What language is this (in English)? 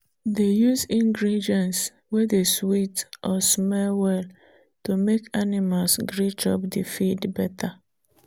Nigerian Pidgin